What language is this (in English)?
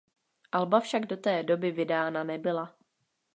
Czech